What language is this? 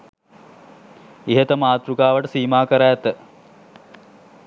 Sinhala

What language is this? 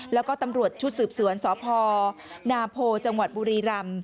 Thai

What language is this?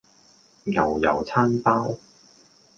Cantonese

